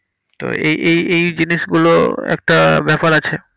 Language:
Bangla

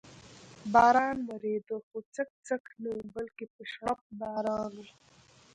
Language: Pashto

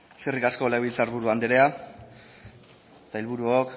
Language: Basque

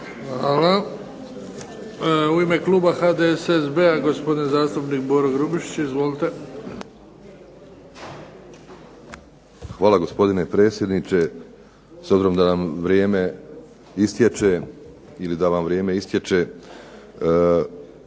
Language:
Croatian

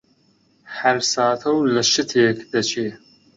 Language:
Central Kurdish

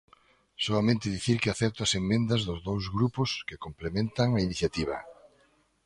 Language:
Galician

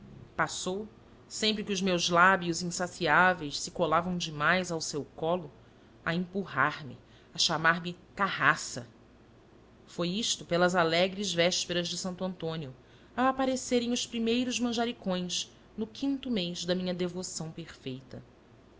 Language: Portuguese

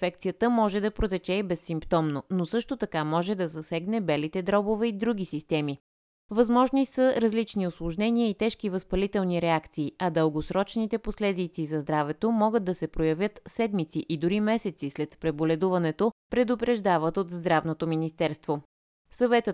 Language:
Bulgarian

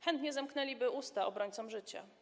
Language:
Polish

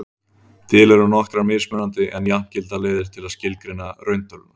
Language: Icelandic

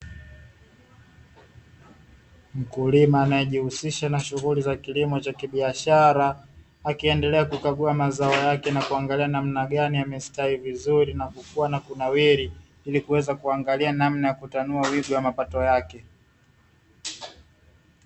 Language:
Swahili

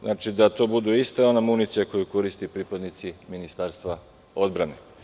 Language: Serbian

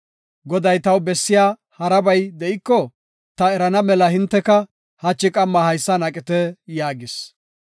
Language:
Gofa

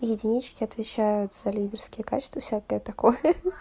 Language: Russian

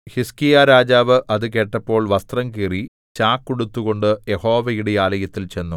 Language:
Malayalam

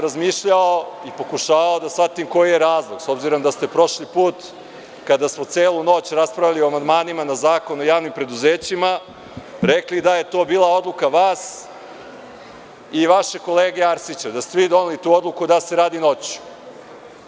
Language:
Serbian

